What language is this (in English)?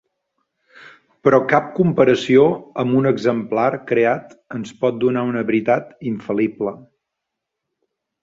Catalan